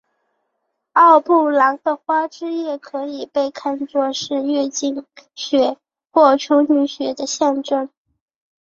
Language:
Chinese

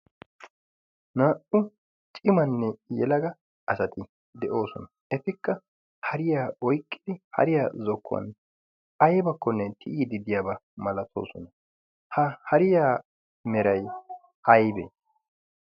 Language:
Wolaytta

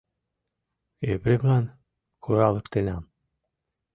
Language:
Mari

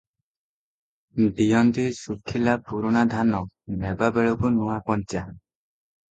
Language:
Odia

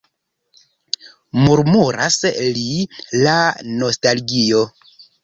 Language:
Esperanto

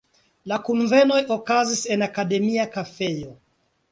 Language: Esperanto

